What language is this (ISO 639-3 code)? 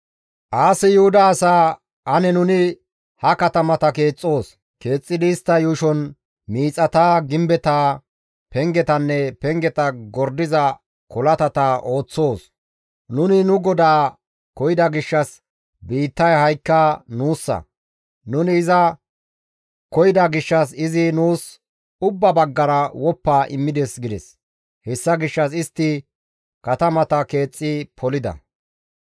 gmv